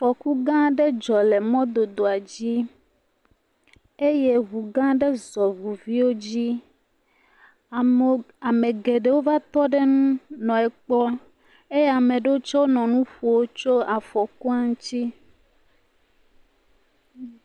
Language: Ewe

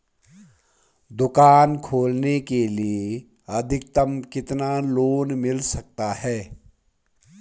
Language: Hindi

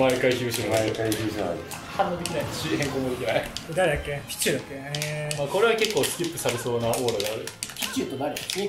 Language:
Japanese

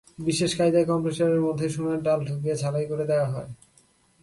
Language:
Bangla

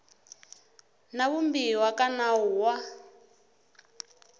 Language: Tsonga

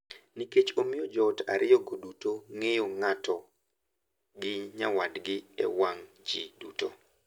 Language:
Luo (Kenya and Tanzania)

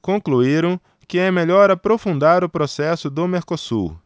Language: Portuguese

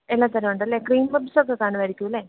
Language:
Malayalam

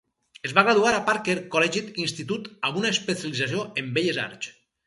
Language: Catalan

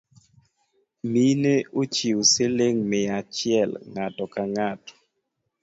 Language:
Luo (Kenya and Tanzania)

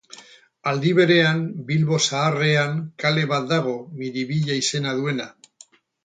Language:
Basque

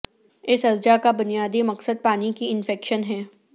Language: Urdu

